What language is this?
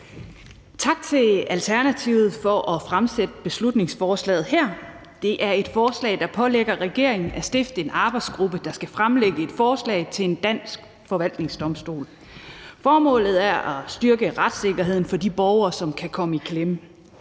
Danish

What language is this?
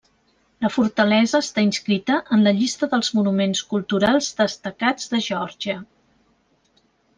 Catalan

